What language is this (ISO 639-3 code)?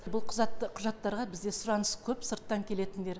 kaz